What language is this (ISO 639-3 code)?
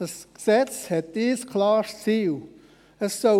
gsw